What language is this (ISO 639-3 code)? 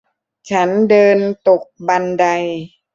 tha